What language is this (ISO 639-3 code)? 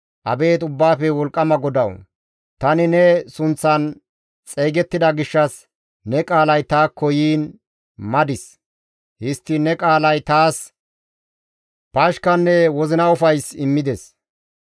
gmv